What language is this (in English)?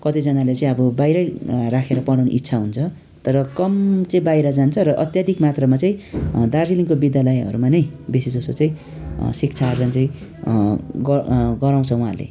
Nepali